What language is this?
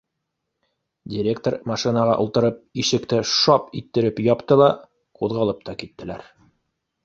Bashkir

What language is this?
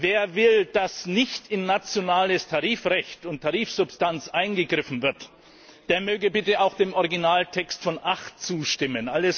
German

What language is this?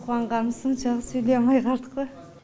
Kazakh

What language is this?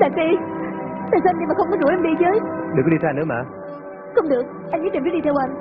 Vietnamese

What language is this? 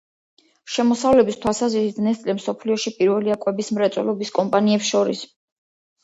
Georgian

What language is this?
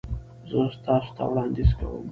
Pashto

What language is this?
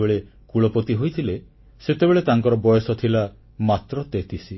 Odia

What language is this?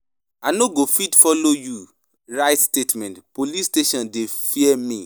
Nigerian Pidgin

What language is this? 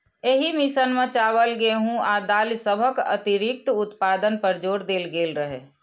Maithili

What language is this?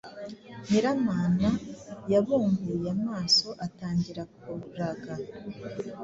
Kinyarwanda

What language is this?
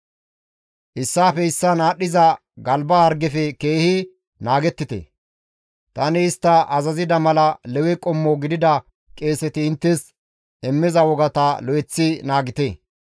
Gamo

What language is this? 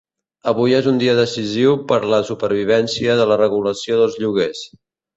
Catalan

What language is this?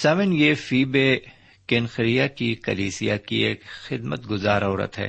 Urdu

